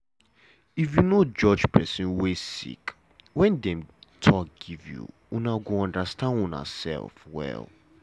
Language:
Nigerian Pidgin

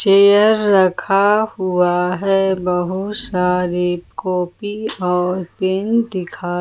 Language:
Hindi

